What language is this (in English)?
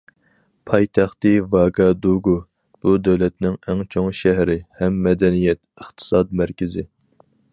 Uyghur